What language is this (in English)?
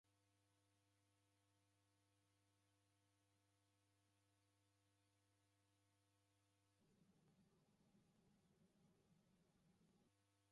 Taita